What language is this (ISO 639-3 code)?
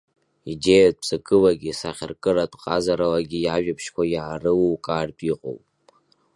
abk